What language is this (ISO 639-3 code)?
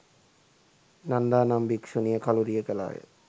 sin